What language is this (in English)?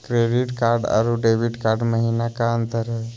Magahi